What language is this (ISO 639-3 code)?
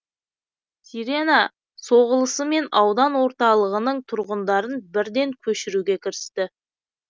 kaz